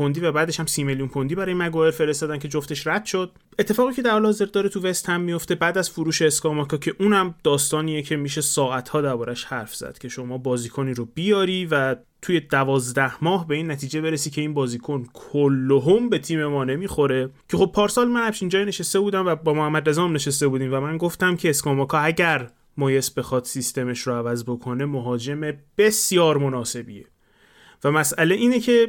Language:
Persian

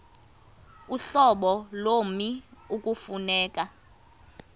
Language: Xhosa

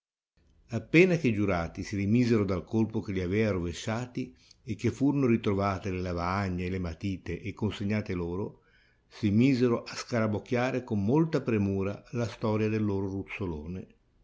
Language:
Italian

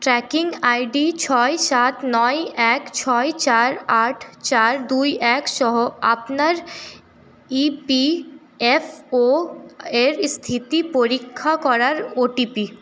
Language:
Bangla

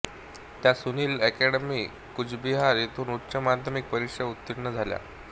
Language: Marathi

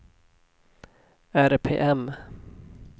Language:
Swedish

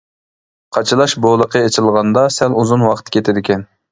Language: Uyghur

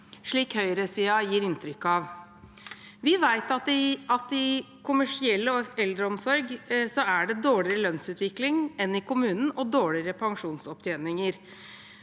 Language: Norwegian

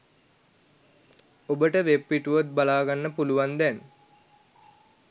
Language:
Sinhala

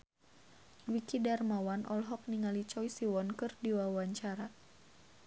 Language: Sundanese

